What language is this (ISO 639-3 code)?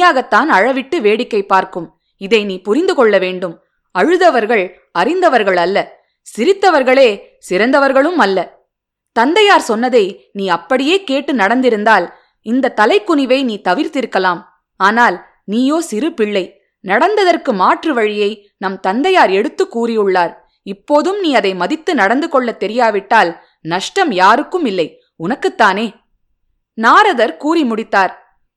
tam